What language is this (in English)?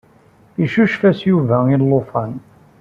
Kabyle